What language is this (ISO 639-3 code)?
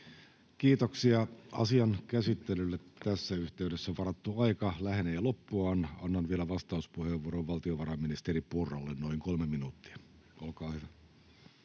fin